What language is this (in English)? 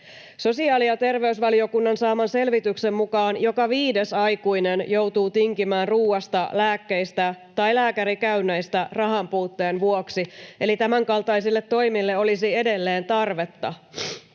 Finnish